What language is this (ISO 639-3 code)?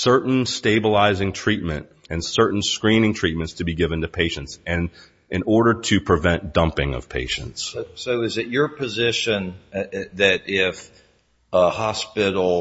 eng